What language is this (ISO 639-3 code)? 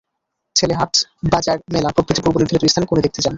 ben